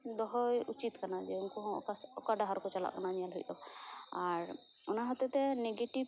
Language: Santali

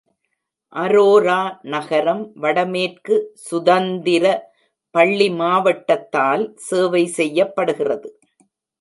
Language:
Tamil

